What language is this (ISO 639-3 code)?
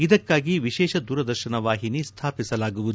kan